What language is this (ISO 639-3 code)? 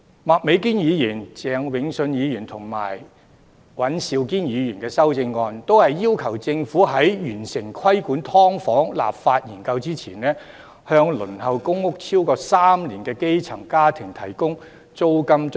yue